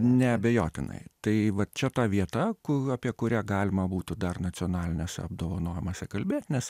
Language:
Lithuanian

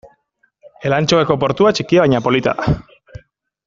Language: Basque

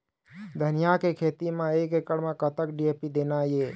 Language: Chhattisgarhi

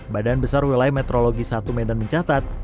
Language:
Indonesian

